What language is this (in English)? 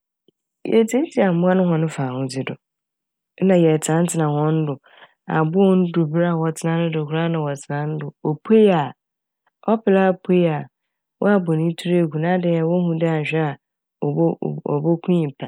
Akan